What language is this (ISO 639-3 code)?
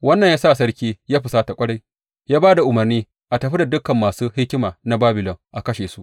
hau